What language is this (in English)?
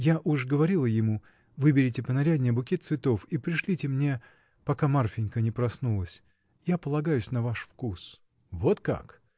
Russian